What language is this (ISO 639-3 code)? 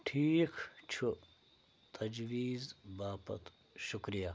kas